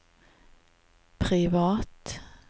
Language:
Norwegian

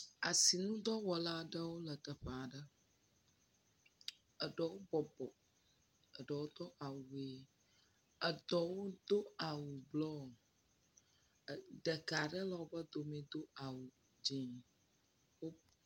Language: Ewe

